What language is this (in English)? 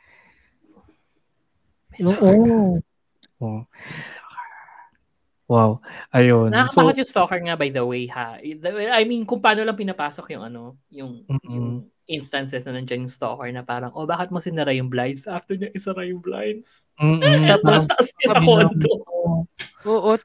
Filipino